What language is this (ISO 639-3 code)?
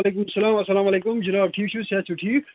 kas